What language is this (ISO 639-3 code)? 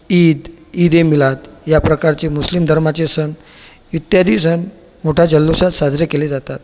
mar